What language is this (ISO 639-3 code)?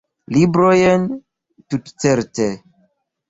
epo